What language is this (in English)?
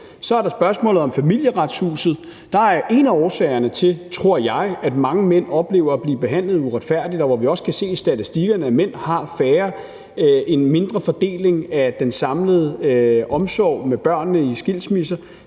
Danish